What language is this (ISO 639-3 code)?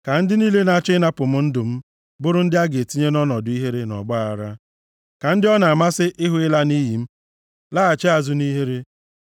ibo